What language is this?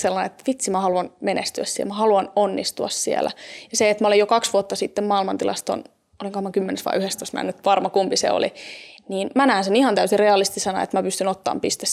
Finnish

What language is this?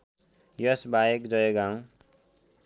Nepali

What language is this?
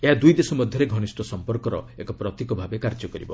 Odia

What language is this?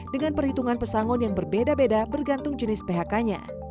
Indonesian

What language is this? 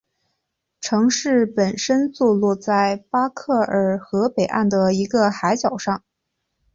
Chinese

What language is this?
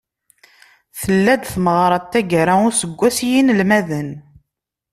Kabyle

